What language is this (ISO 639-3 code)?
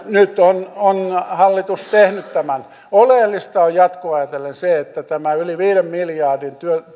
fin